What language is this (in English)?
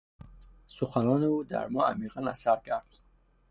Persian